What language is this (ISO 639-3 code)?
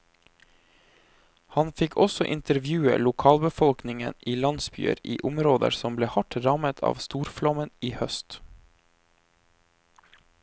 nor